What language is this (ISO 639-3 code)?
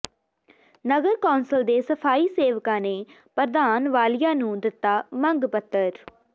pan